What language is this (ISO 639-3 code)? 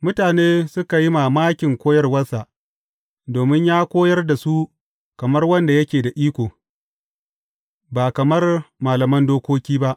hau